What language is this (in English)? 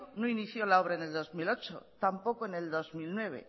Spanish